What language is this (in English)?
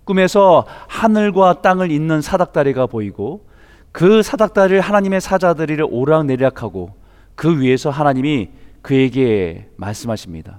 Korean